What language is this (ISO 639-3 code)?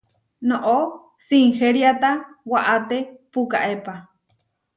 var